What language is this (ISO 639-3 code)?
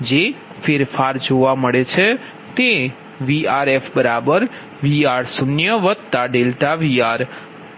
guj